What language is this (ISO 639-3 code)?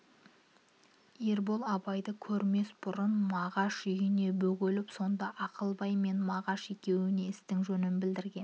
kaz